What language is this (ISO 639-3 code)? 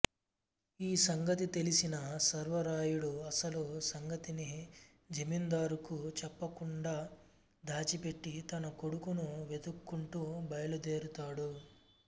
tel